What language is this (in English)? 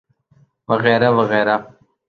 Urdu